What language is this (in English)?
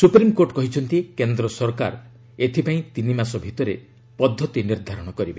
Odia